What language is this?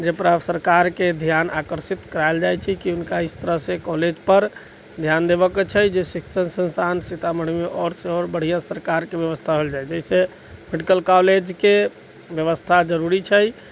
Maithili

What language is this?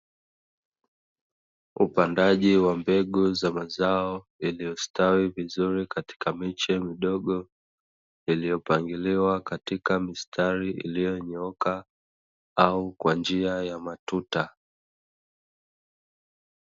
Swahili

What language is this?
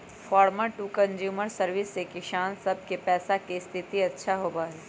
Magahi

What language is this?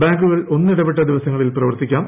Malayalam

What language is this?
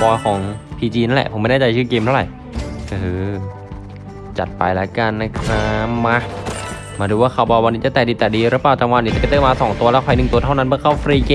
Thai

